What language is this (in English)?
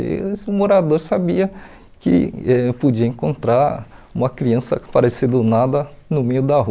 Portuguese